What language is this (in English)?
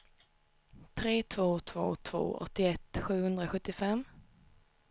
Swedish